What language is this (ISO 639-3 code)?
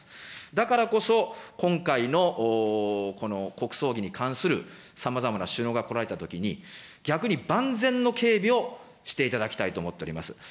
jpn